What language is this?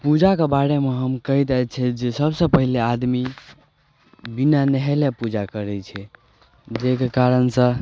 Maithili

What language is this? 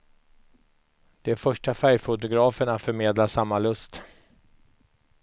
Swedish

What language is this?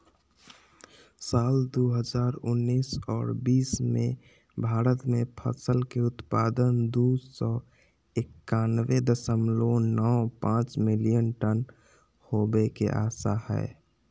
Magahi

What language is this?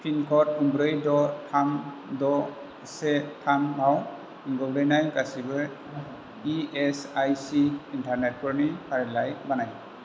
Bodo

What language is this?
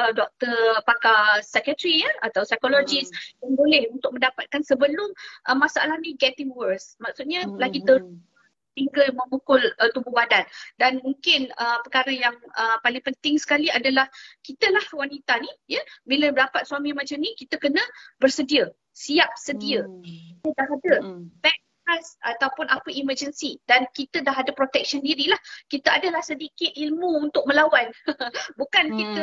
Malay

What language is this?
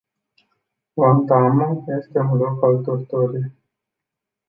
Romanian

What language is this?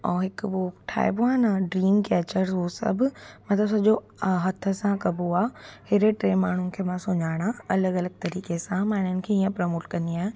Sindhi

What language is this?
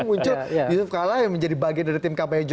Indonesian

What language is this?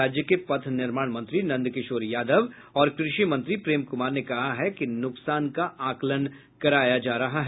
Hindi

